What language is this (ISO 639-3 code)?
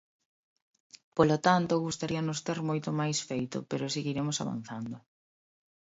glg